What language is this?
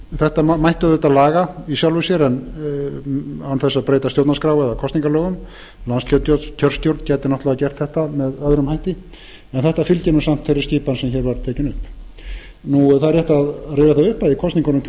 Icelandic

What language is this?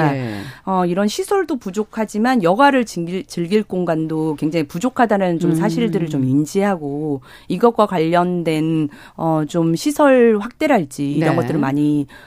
Korean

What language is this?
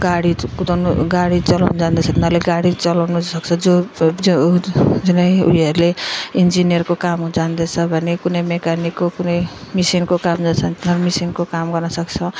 Nepali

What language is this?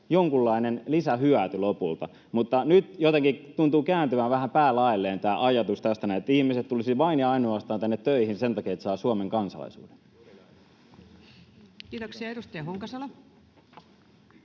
Finnish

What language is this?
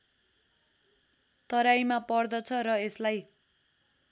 Nepali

